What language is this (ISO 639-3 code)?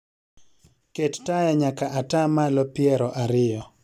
luo